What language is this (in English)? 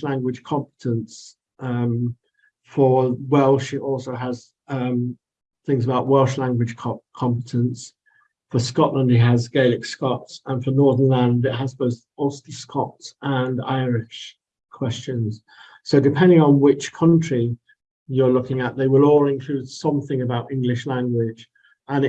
English